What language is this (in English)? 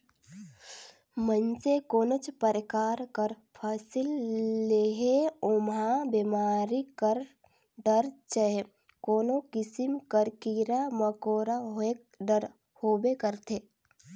Chhattisgarhi